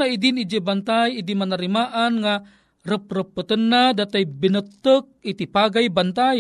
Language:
Filipino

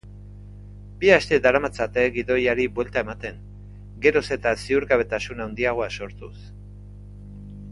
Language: Basque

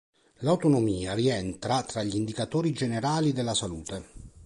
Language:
Italian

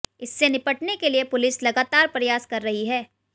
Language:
Hindi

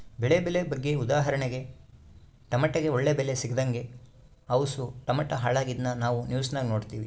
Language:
Kannada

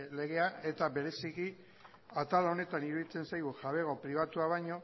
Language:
Basque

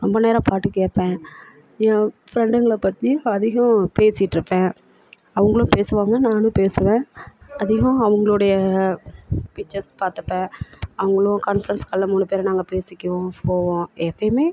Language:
Tamil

